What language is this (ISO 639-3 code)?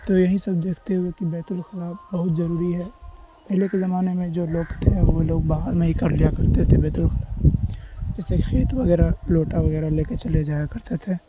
urd